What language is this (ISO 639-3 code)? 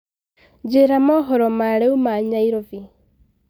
kik